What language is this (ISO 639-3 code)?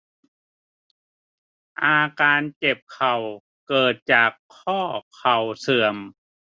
tha